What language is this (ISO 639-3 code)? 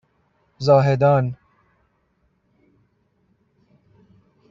fas